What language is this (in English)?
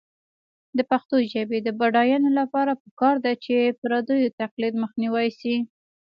Pashto